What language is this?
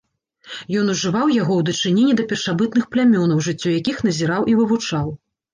Belarusian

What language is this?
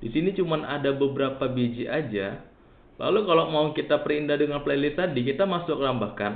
Indonesian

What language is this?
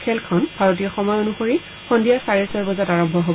Assamese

